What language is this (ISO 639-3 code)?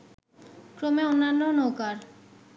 ben